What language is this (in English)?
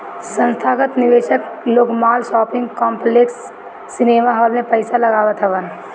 Bhojpuri